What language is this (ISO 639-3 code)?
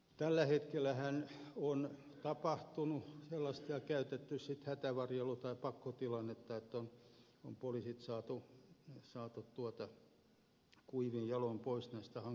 fin